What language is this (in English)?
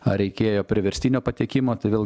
Lithuanian